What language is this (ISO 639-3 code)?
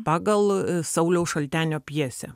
lit